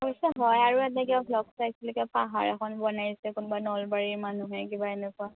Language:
Assamese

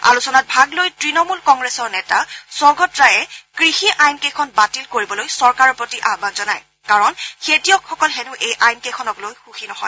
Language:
Assamese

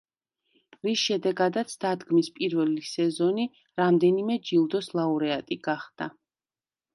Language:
Georgian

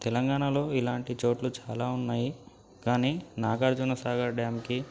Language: Telugu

